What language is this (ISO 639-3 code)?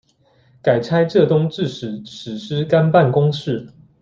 zho